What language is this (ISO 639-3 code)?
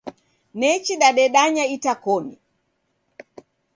dav